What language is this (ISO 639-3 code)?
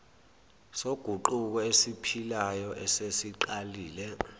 zul